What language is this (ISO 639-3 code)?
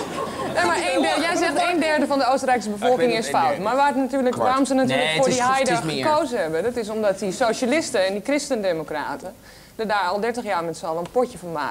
nld